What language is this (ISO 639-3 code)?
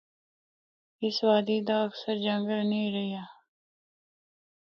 hno